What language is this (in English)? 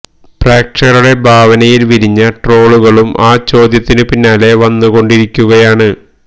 Malayalam